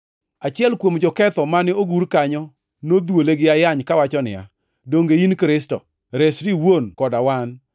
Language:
Luo (Kenya and Tanzania)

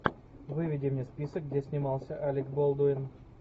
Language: Russian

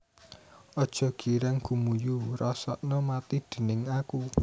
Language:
Javanese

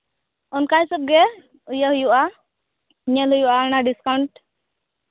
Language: Santali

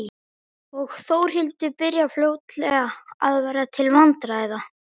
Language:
Icelandic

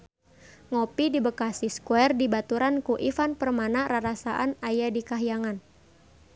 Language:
Sundanese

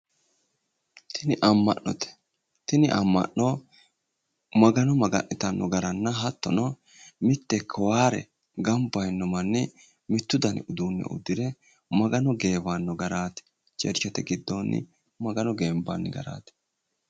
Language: Sidamo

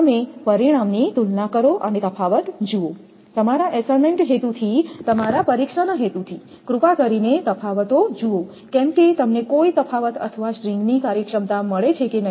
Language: Gujarati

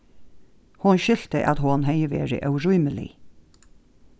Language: Faroese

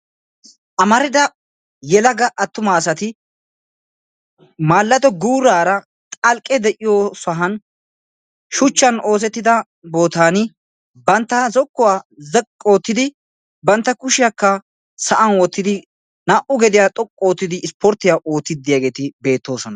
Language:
Wolaytta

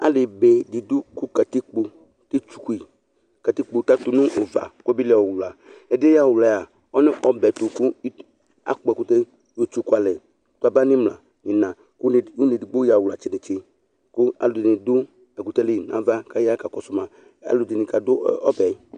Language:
Ikposo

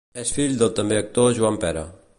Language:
Catalan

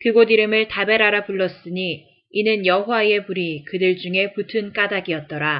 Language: Korean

